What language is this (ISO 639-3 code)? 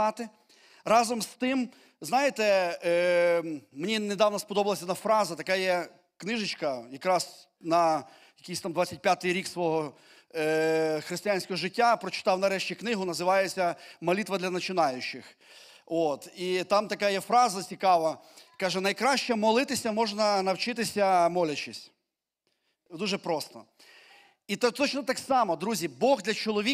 ukr